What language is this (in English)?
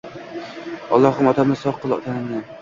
Uzbek